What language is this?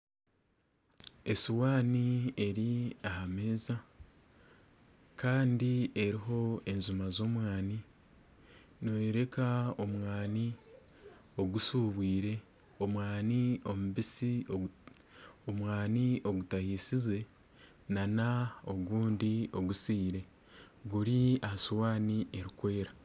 Nyankole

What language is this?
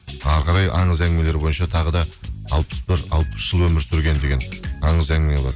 Kazakh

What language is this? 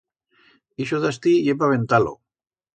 Aragonese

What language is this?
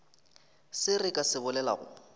Northern Sotho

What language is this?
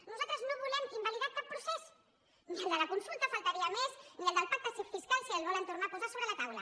Catalan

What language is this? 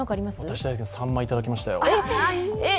Japanese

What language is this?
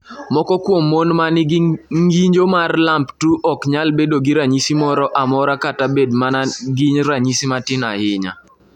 Luo (Kenya and Tanzania)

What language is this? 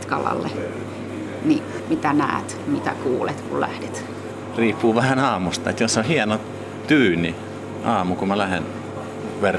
Finnish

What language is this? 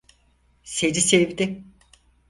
Turkish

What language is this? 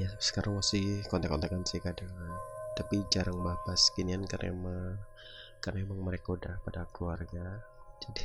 Indonesian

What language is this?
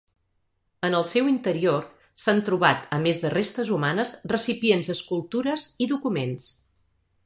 Catalan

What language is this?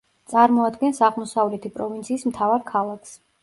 Georgian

